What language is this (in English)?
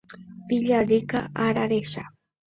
Guarani